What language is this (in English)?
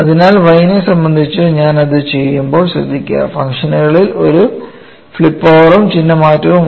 Malayalam